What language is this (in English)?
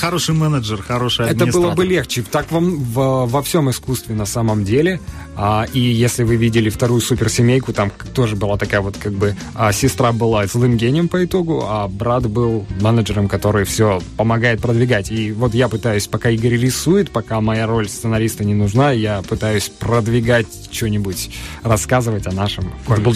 Russian